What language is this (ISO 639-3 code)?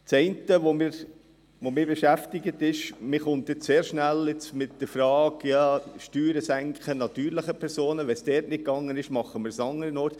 gsw